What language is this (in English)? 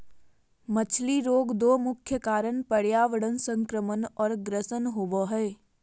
Magahi